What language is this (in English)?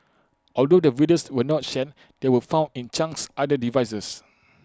English